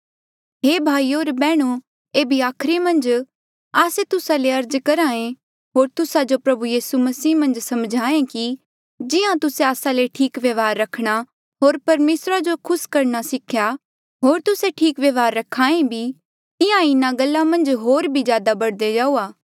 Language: Mandeali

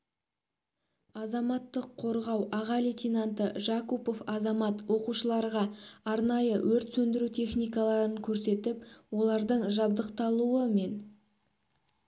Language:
Kazakh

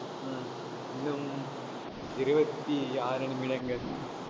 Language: Tamil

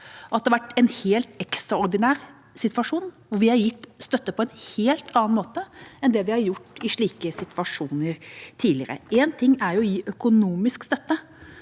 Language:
Norwegian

